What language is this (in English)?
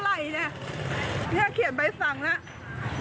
Thai